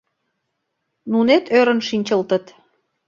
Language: Mari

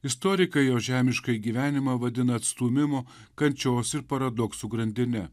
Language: Lithuanian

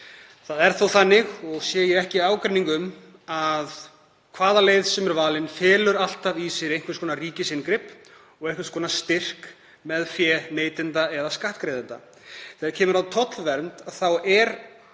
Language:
Icelandic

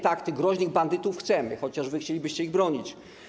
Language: Polish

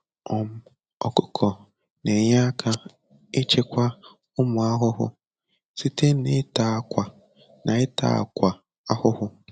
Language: Igbo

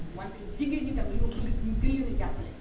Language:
Wolof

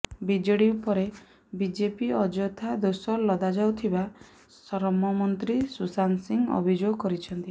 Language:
Odia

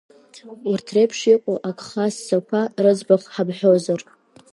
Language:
Abkhazian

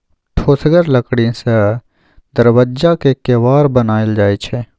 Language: Maithili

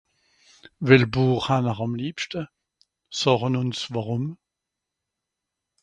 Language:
Swiss German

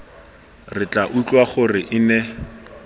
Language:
Tswana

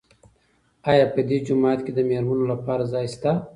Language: Pashto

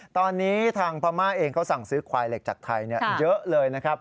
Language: Thai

